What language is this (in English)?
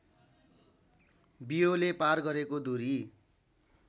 Nepali